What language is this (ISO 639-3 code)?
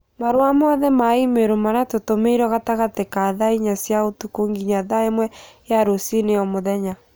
kik